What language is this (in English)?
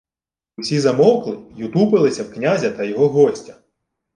Ukrainian